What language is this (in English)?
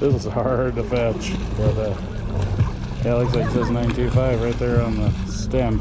English